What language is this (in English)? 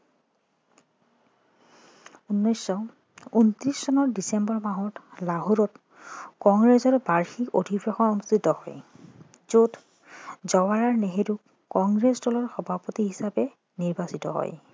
Assamese